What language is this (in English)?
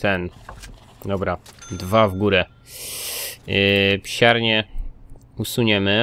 Polish